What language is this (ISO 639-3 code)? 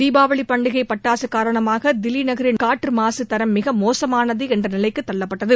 tam